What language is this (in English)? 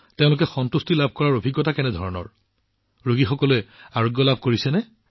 Assamese